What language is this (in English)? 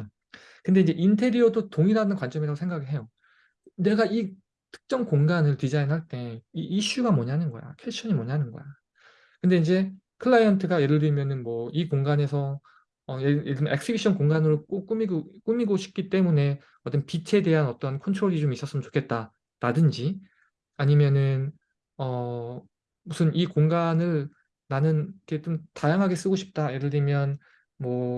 Korean